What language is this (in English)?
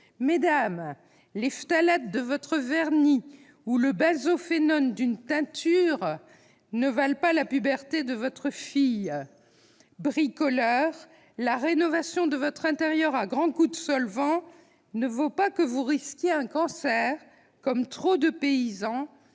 French